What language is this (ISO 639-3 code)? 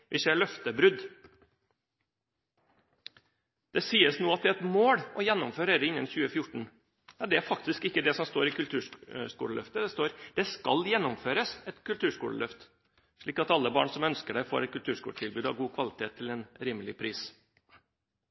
nob